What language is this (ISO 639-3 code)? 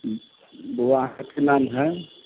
mai